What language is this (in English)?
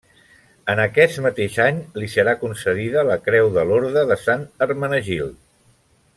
Catalan